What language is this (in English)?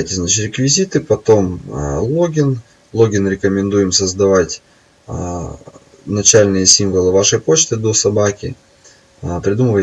Russian